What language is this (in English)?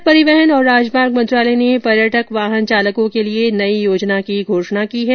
Hindi